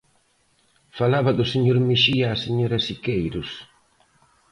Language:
Galician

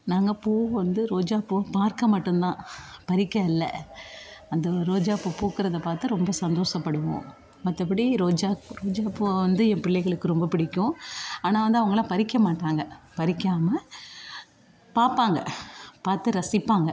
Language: Tamil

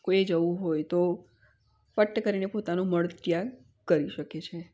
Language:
Gujarati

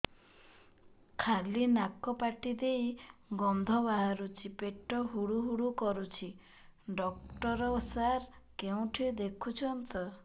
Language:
Odia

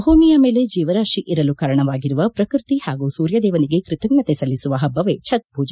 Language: Kannada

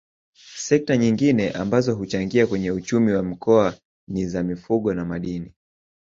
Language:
Swahili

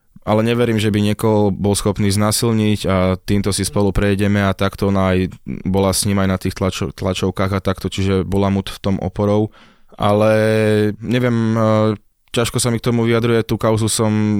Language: Slovak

